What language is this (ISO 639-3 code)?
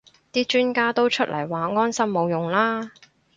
yue